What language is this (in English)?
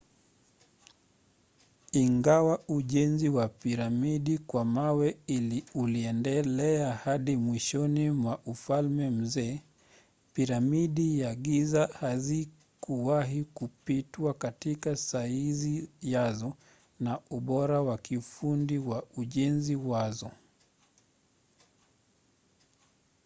Swahili